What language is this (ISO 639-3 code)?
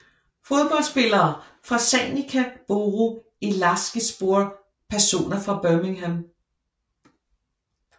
dan